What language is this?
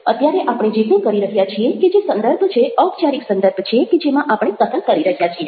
Gujarati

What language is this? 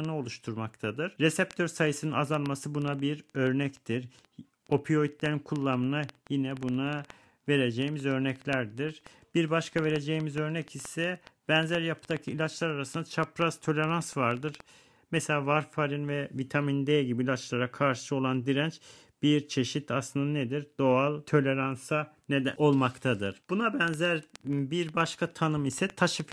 Turkish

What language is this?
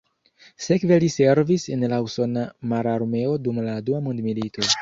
Esperanto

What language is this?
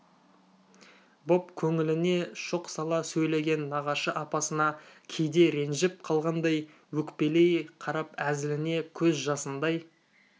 Kazakh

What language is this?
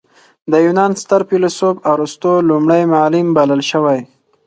Pashto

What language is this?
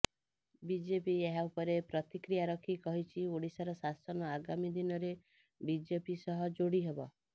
Odia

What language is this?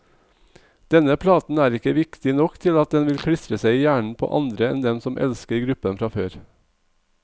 Norwegian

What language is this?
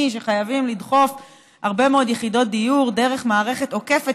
Hebrew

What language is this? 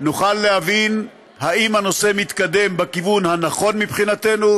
Hebrew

